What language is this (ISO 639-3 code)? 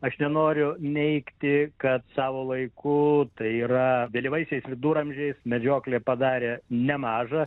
lit